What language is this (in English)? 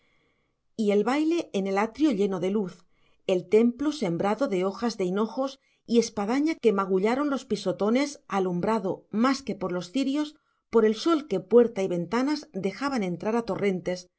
Spanish